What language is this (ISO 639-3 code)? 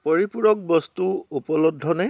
asm